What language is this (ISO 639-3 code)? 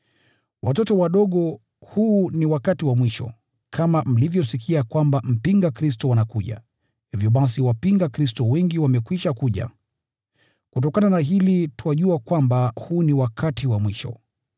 swa